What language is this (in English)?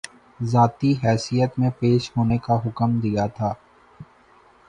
Urdu